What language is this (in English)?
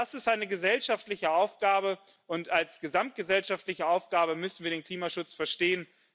German